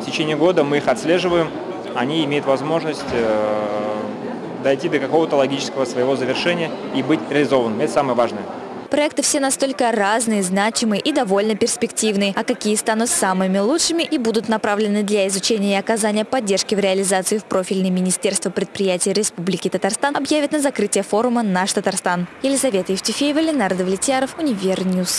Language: Russian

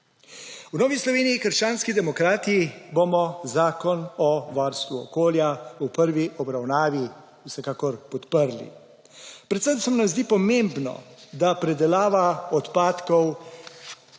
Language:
Slovenian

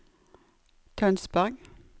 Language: Norwegian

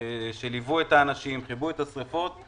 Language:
Hebrew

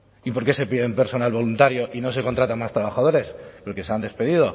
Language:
Spanish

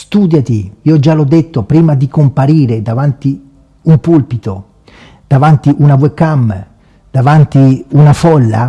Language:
Italian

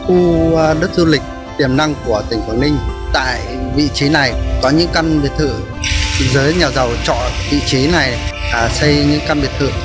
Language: Vietnamese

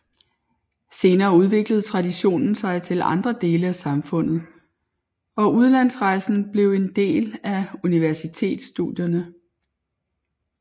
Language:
Danish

